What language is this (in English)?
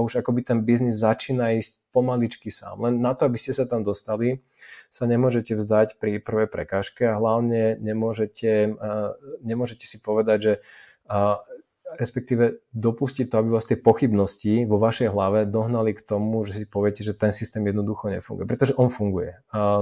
Slovak